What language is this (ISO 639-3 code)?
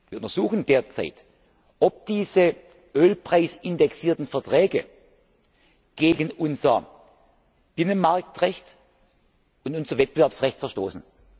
deu